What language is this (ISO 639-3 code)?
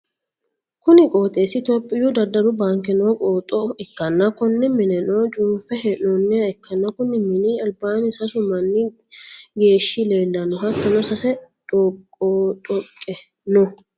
sid